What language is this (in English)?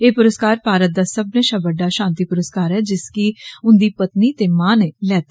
Dogri